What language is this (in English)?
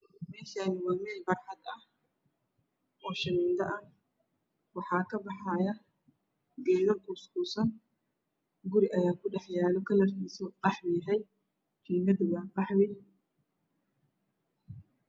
Somali